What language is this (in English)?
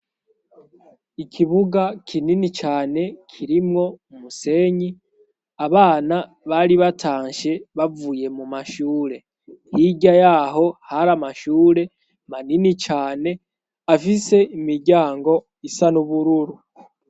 Rundi